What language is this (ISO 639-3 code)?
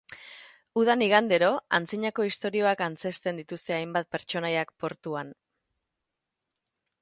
eus